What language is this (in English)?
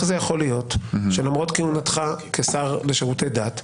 Hebrew